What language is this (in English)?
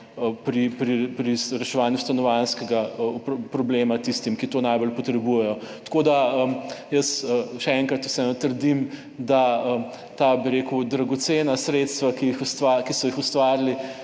Slovenian